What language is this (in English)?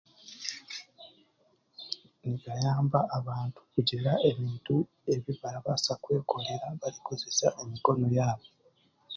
Chiga